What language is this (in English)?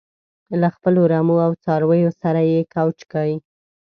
Pashto